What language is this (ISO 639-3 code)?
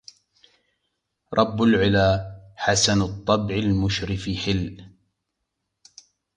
ara